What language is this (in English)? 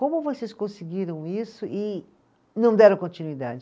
Portuguese